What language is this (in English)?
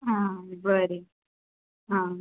Konkani